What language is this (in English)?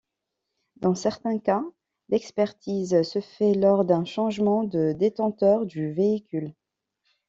French